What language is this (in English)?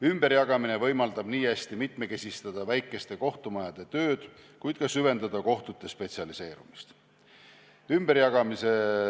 Estonian